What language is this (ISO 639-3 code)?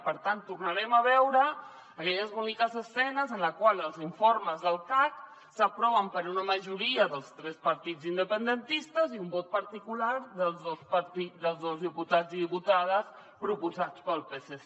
cat